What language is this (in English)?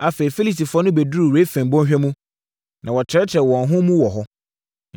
Akan